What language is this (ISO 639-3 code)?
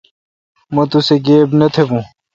xka